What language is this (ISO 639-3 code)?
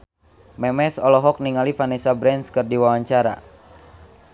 sun